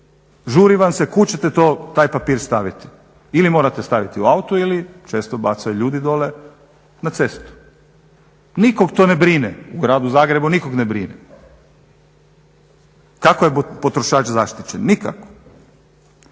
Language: Croatian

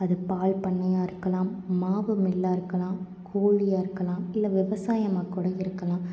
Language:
Tamil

